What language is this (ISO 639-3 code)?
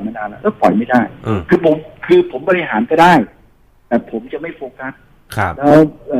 tha